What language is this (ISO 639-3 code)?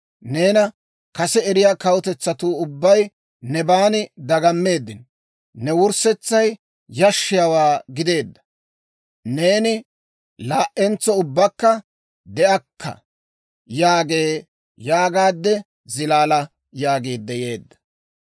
dwr